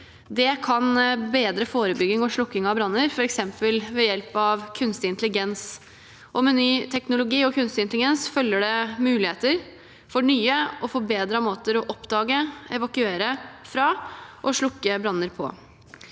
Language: Norwegian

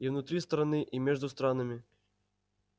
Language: Russian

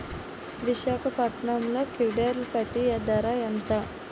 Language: Telugu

